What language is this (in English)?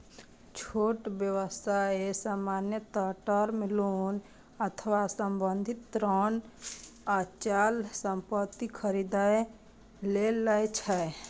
Maithili